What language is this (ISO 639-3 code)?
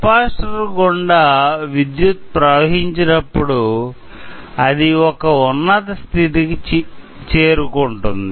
tel